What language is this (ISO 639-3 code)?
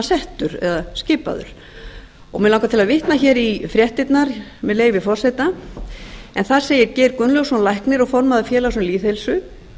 isl